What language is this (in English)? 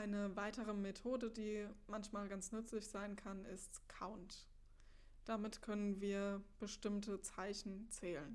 German